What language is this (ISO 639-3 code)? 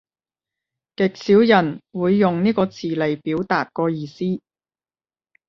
yue